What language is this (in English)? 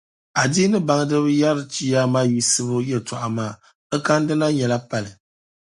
Dagbani